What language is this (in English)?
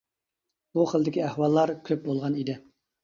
Uyghur